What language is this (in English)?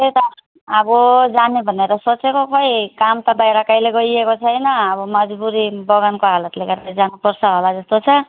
Nepali